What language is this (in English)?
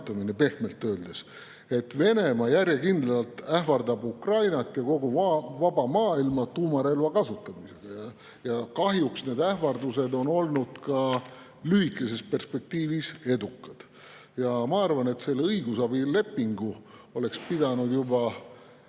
Estonian